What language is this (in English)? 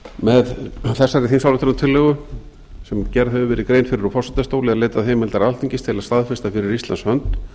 Icelandic